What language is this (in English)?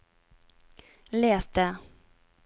Norwegian